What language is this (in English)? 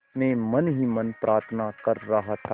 Hindi